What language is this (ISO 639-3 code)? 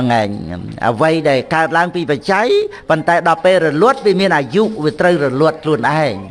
vie